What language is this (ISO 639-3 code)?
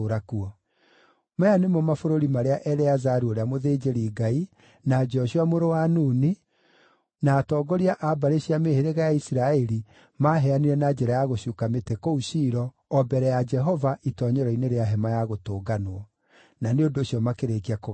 kik